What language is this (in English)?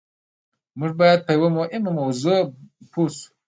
Pashto